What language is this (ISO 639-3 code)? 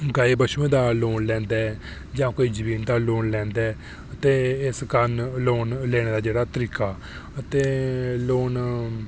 doi